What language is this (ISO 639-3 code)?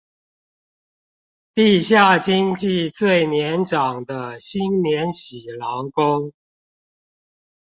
zho